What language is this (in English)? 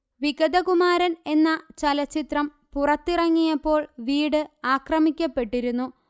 Malayalam